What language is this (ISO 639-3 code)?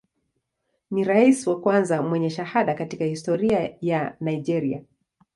swa